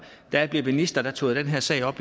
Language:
Danish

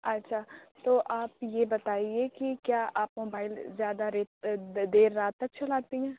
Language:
Urdu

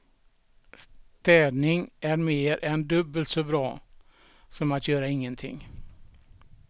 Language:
Swedish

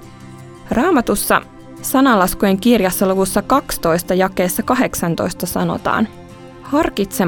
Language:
Finnish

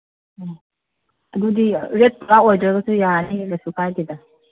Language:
Manipuri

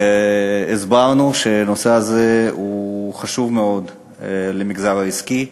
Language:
Hebrew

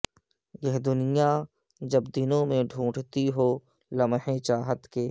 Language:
Urdu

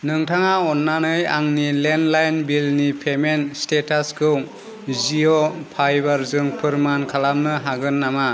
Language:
Bodo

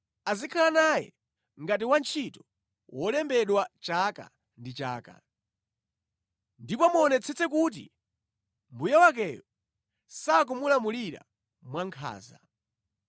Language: Nyanja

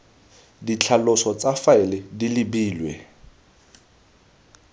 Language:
Tswana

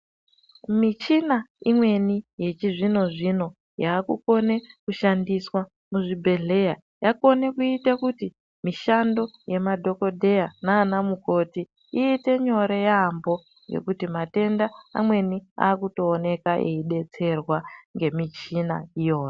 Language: Ndau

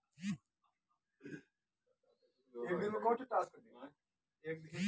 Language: Bhojpuri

